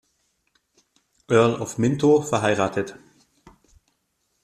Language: German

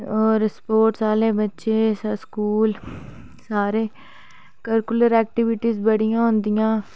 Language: Dogri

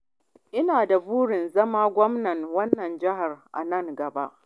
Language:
Hausa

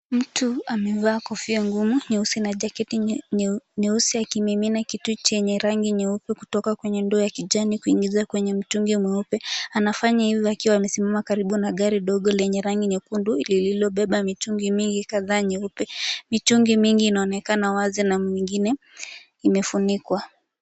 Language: Swahili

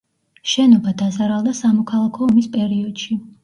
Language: Georgian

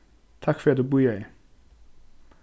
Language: Faroese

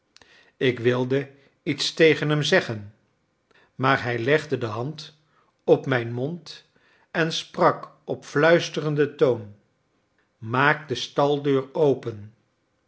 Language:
Dutch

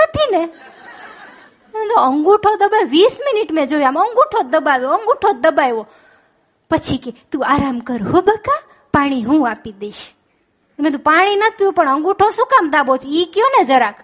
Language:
Gujarati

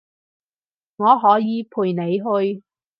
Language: Cantonese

